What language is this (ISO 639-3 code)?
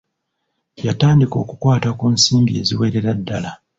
lug